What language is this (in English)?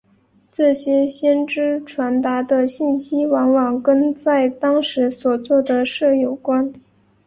Chinese